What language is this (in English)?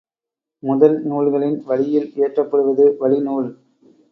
Tamil